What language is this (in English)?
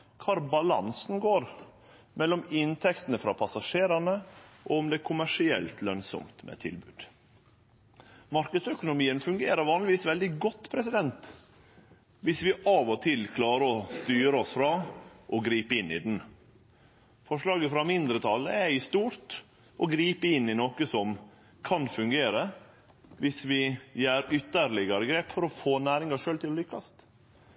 Norwegian Nynorsk